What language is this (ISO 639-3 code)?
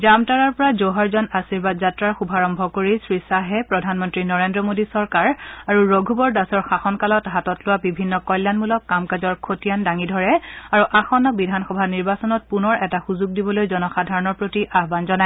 asm